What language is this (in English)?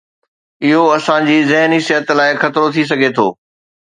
Sindhi